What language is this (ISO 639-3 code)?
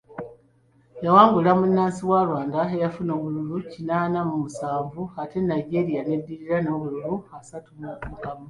lug